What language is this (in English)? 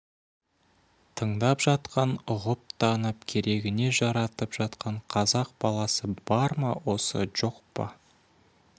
Kazakh